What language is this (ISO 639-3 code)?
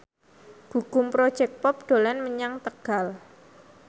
jav